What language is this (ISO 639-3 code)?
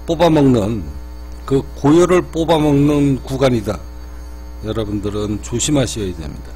kor